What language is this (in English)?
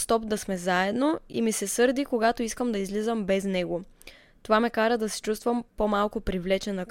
Bulgarian